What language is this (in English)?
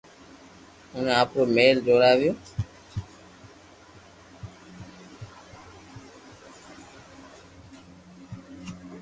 Loarki